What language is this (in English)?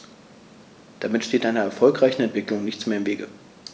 German